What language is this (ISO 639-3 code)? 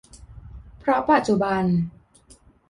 tha